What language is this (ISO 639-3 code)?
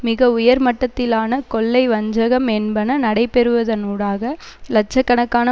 tam